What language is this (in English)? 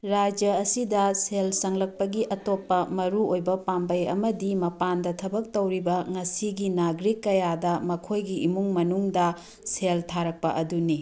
Manipuri